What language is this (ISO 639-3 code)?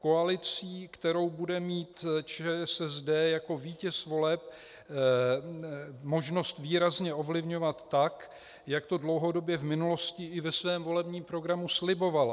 ces